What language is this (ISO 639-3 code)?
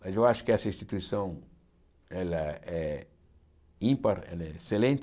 por